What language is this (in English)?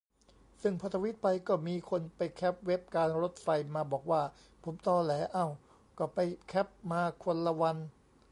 Thai